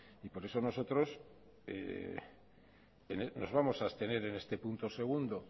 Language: Spanish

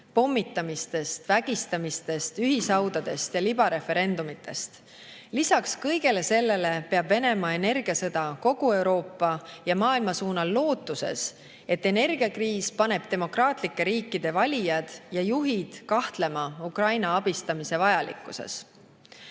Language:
Estonian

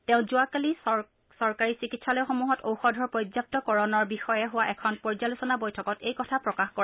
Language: Assamese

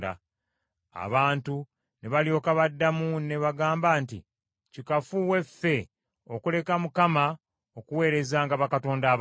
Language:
Ganda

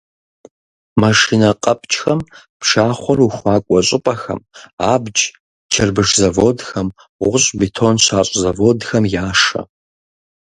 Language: Kabardian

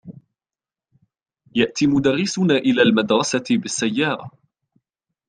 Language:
Arabic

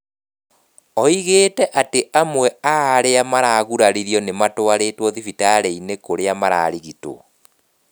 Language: Kikuyu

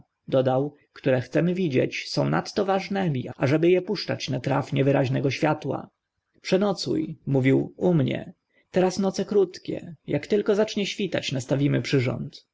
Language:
Polish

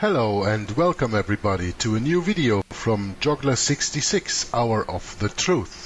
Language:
Dutch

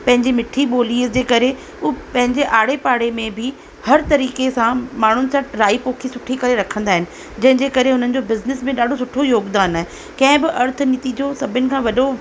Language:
Sindhi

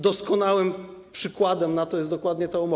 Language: Polish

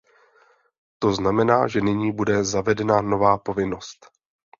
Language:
Czech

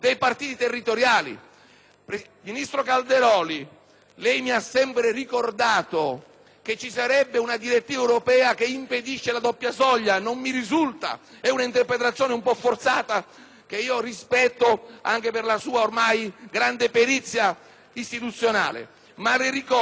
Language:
Italian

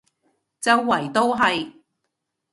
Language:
Cantonese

